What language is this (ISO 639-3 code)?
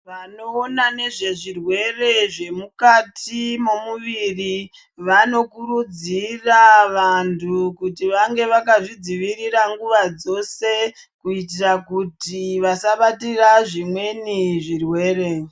ndc